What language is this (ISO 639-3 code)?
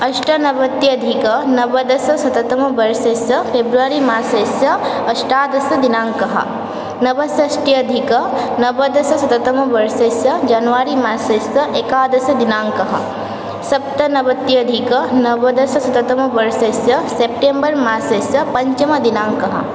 san